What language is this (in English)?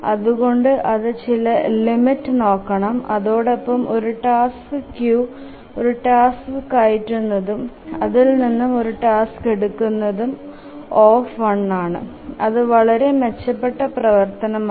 Malayalam